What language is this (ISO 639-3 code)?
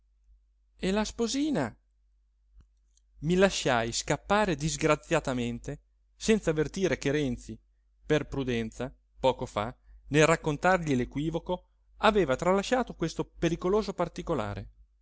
ita